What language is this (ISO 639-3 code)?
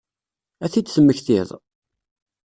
kab